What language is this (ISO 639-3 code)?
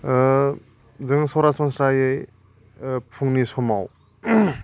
brx